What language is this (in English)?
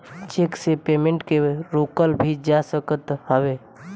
Bhojpuri